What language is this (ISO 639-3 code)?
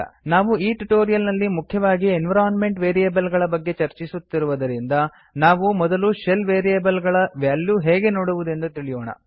kan